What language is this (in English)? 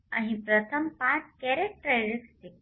Gujarati